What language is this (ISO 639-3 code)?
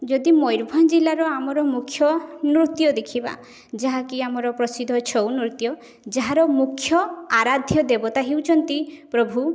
ori